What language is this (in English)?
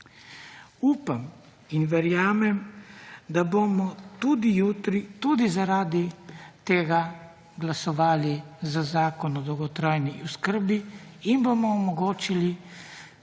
Slovenian